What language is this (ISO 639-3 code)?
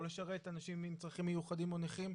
heb